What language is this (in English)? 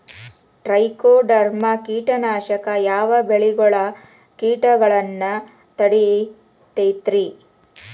Kannada